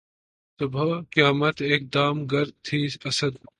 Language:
Urdu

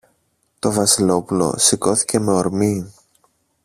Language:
Greek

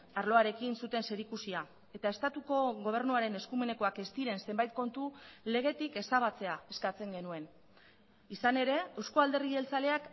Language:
Basque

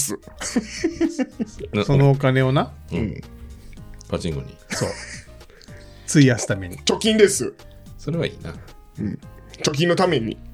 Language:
Japanese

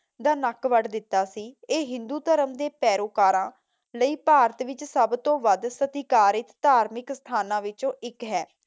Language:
Punjabi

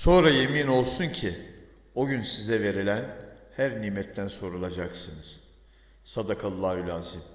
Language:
Turkish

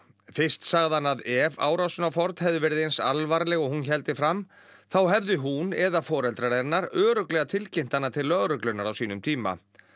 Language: Icelandic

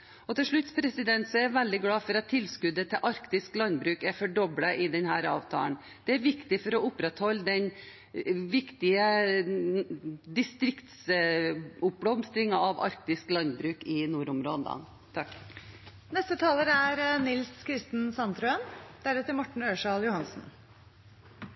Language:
Norwegian Bokmål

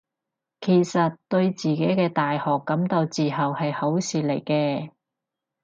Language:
Cantonese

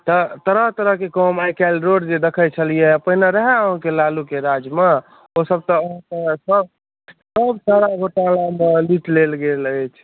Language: Maithili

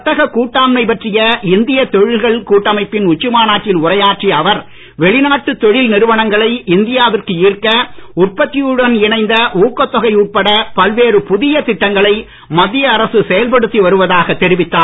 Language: Tamil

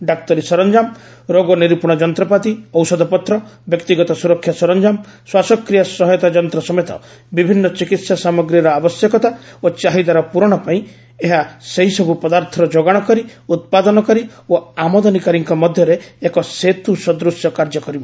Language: Odia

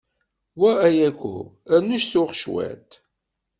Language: Kabyle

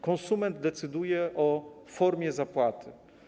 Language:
Polish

